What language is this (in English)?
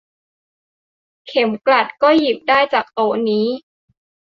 Thai